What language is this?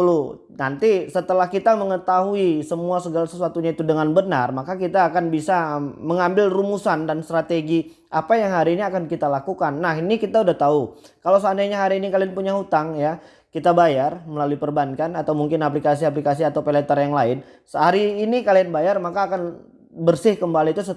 Indonesian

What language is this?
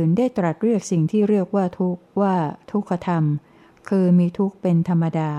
Thai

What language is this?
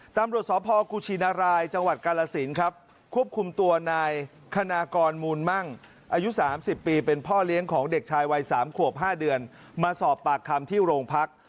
Thai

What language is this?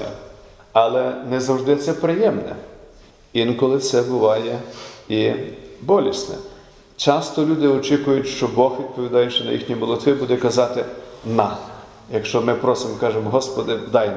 Ukrainian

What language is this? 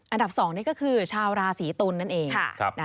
Thai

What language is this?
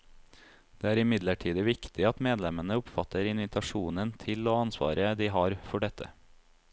Norwegian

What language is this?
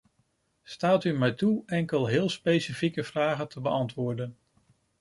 Dutch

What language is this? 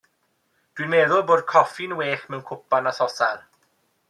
Welsh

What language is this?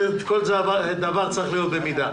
Hebrew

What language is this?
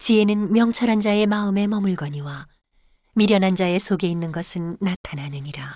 Korean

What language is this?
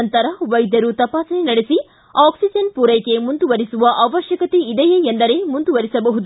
Kannada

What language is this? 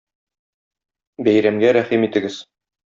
Tatar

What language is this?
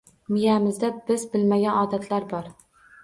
Uzbek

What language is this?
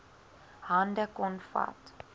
Afrikaans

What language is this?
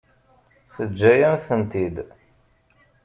Kabyle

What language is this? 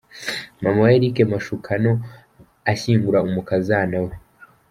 Kinyarwanda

